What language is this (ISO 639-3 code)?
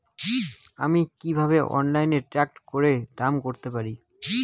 ben